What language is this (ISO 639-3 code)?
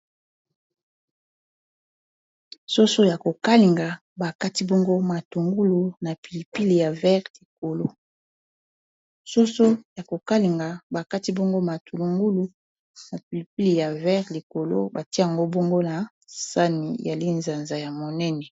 lin